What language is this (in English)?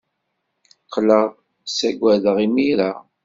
Kabyle